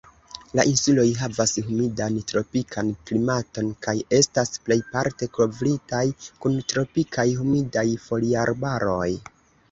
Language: Esperanto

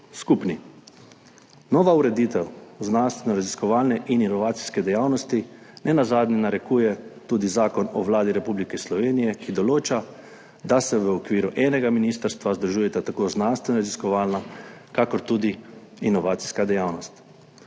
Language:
Slovenian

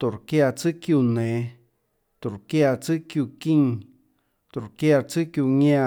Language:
Tlacoatzintepec Chinantec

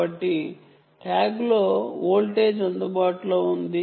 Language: Telugu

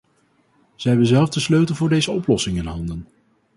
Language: Dutch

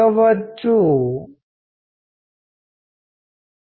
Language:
Telugu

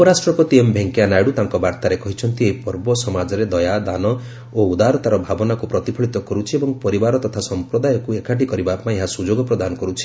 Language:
Odia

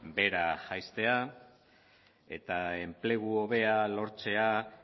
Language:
Basque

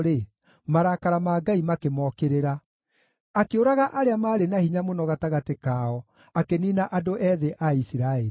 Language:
Kikuyu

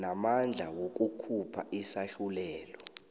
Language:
South Ndebele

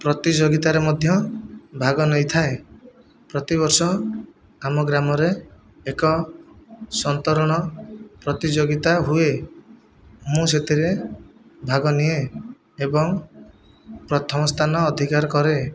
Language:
Odia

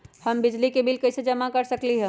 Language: Magahi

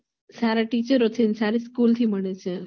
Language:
Gujarati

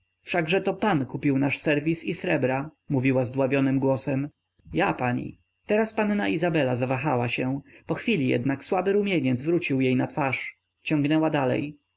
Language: Polish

